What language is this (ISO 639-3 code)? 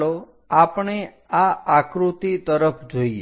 guj